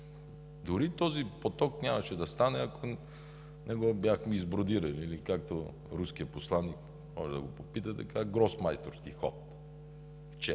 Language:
Bulgarian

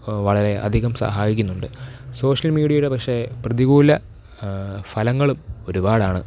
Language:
Malayalam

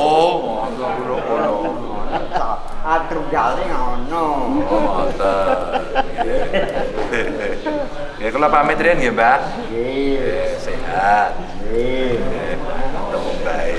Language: Indonesian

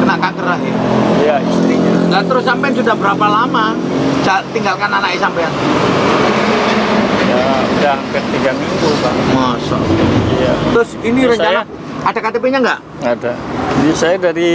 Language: Indonesian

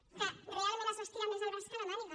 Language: Catalan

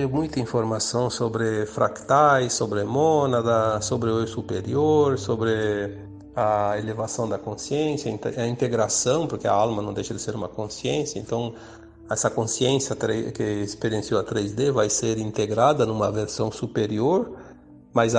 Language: Portuguese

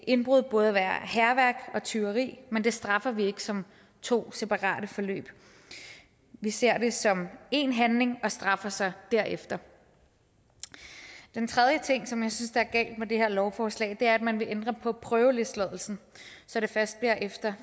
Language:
Danish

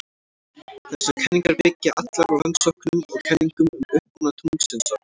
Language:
Icelandic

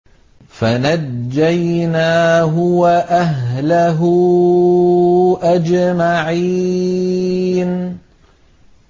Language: Arabic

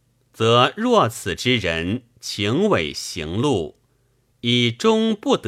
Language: Chinese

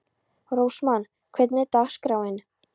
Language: Icelandic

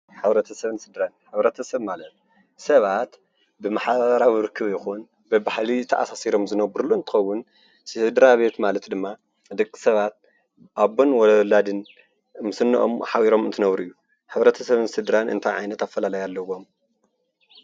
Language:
Tigrinya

